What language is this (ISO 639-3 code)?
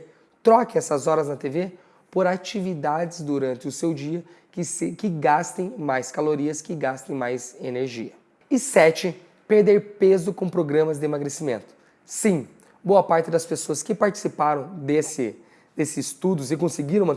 por